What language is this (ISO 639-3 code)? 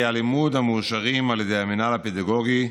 heb